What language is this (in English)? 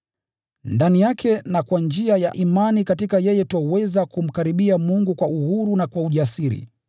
Swahili